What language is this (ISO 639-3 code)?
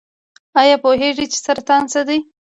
pus